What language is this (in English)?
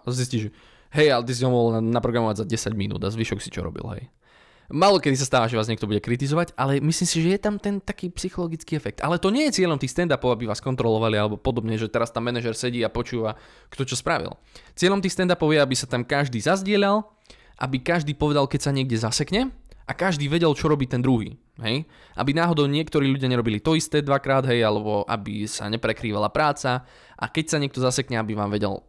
Slovak